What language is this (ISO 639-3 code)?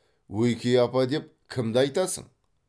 kaz